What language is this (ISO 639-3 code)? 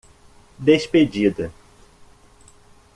por